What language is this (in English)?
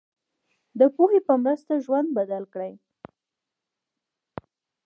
Pashto